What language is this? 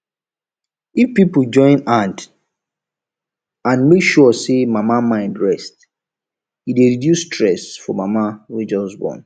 Nigerian Pidgin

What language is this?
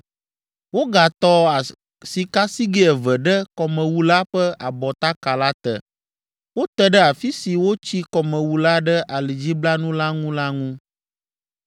Ewe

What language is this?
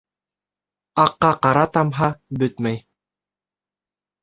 Bashkir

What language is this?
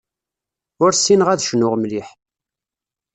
Kabyle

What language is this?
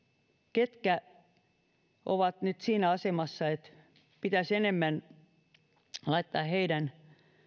Finnish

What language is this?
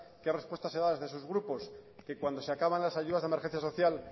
Spanish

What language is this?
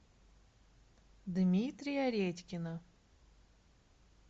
Russian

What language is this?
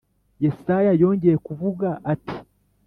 Kinyarwanda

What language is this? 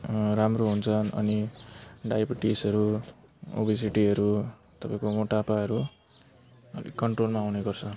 Nepali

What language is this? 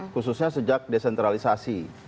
Indonesian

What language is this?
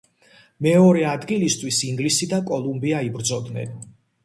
Georgian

